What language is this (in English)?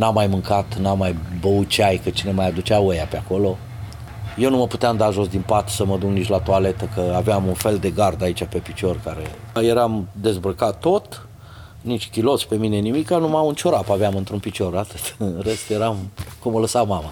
Romanian